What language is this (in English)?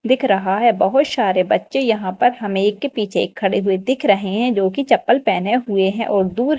Hindi